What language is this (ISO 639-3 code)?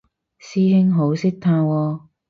yue